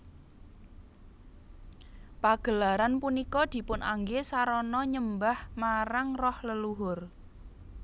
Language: Javanese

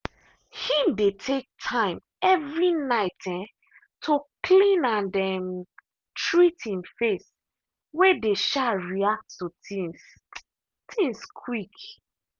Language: Nigerian Pidgin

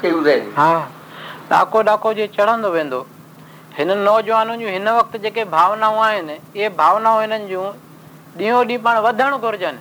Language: Hindi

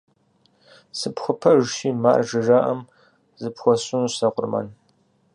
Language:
Kabardian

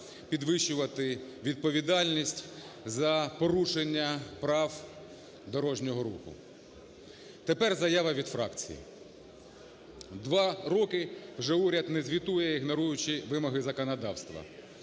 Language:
Ukrainian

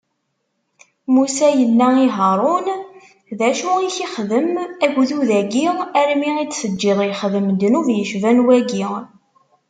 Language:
Kabyle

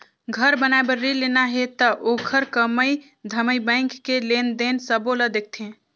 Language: Chhattisgarhi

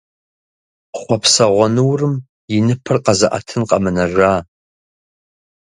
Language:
Kabardian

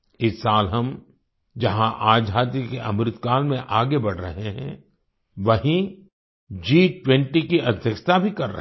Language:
Hindi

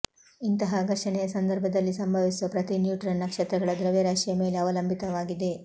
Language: Kannada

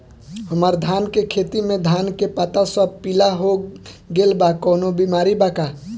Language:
Bhojpuri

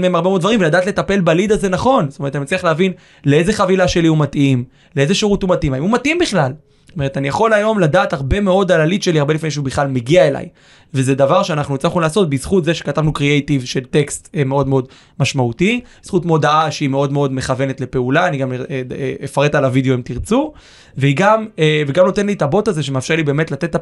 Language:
Hebrew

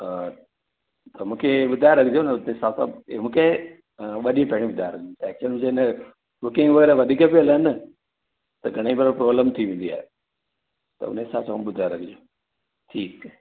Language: Sindhi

